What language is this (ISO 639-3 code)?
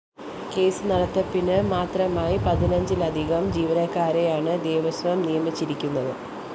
mal